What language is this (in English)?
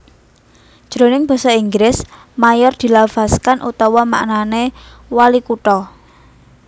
Javanese